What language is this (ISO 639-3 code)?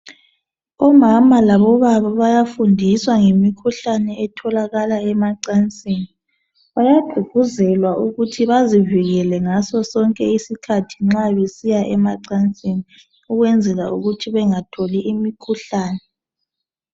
nde